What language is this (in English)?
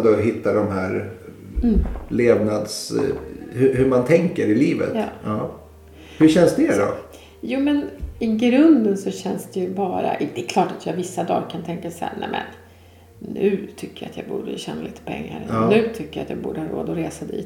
Swedish